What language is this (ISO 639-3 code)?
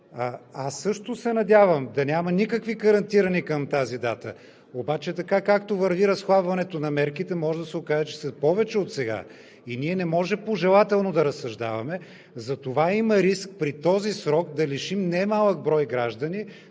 bul